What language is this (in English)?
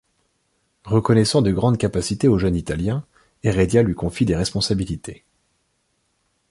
French